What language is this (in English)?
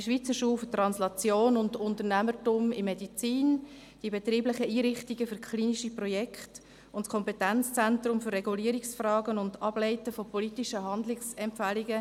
Swiss German